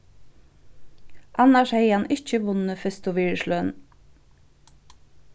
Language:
Faroese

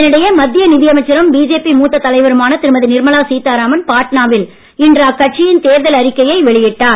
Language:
Tamil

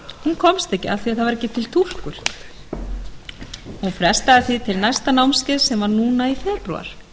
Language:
Icelandic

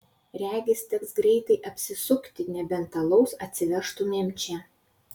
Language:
Lithuanian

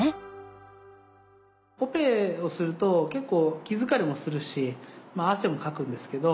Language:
Japanese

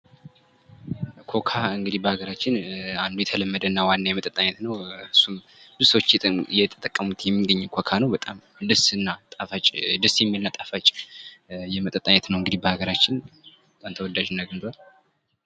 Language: Amharic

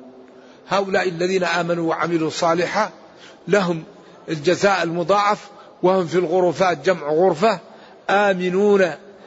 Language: Arabic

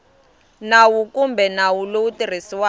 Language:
Tsonga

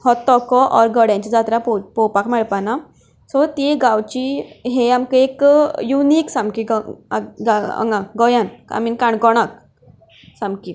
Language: Konkani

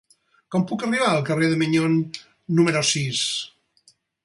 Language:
Catalan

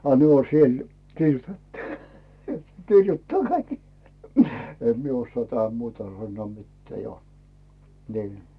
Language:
Finnish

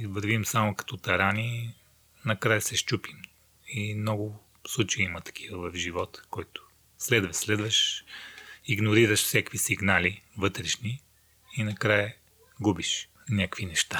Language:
Bulgarian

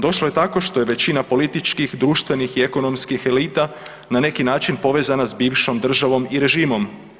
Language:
Croatian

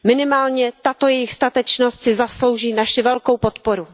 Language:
Czech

